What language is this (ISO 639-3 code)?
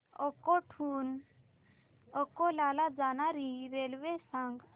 mar